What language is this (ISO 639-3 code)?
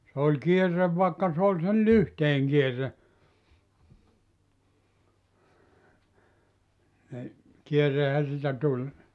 fin